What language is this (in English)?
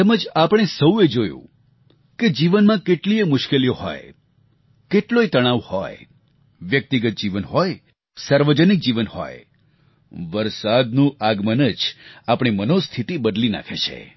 Gujarati